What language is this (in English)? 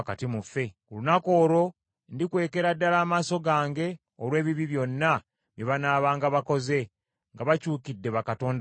Ganda